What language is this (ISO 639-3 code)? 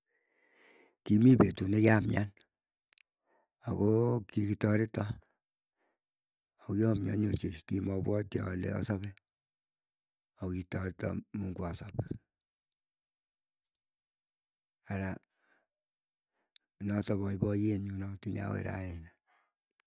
eyo